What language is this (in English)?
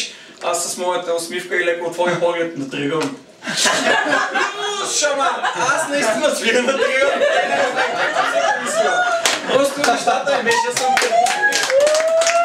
Bulgarian